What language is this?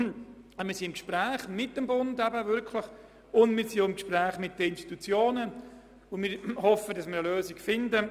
Swiss German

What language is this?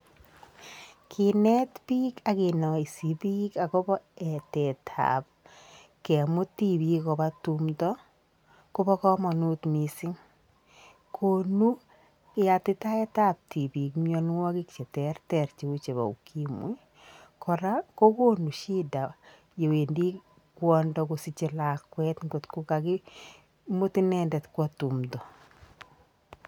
Kalenjin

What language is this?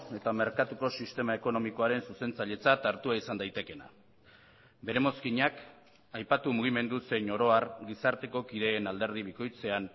Basque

